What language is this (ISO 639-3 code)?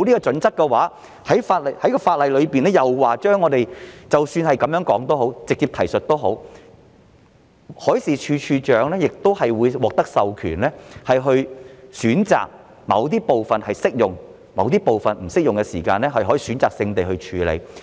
yue